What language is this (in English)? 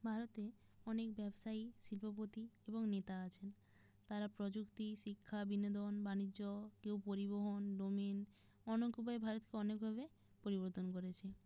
Bangla